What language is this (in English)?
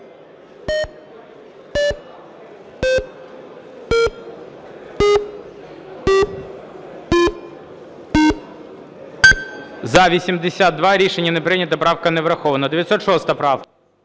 Ukrainian